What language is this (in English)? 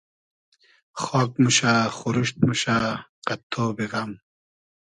Hazaragi